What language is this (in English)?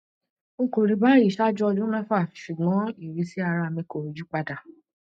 Yoruba